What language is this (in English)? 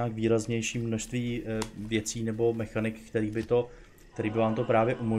Czech